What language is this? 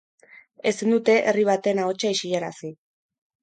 Basque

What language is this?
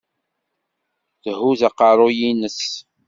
Kabyle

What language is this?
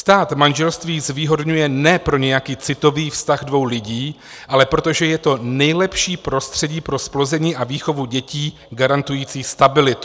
Czech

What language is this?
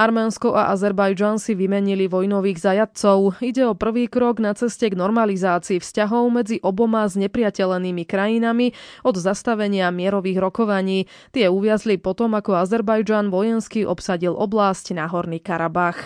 Slovak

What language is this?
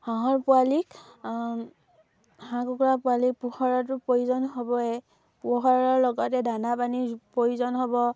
Assamese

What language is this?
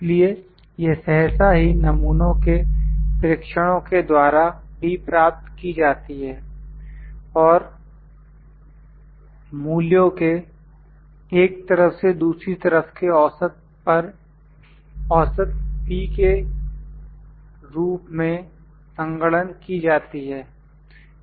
Hindi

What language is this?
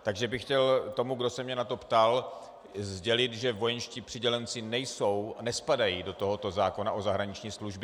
Czech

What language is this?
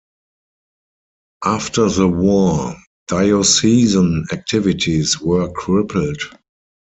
English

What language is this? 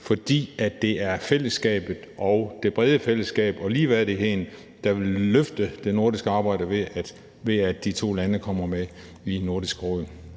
Danish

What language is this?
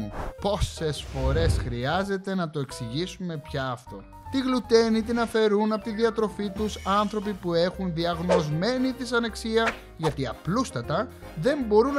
Greek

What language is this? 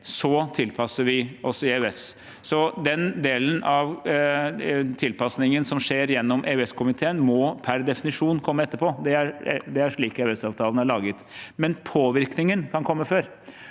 Norwegian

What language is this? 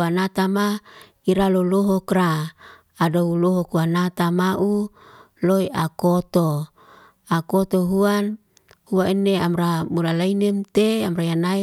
Liana-Seti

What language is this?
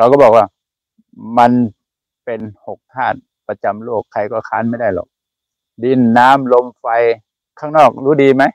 Thai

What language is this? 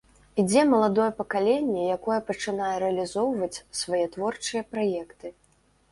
Belarusian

